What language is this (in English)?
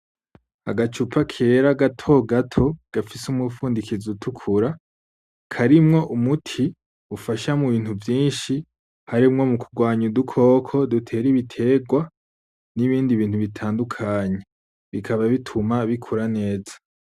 Rundi